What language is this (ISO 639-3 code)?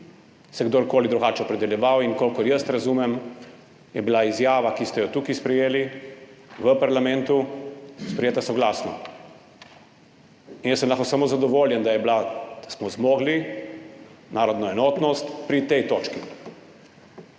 slv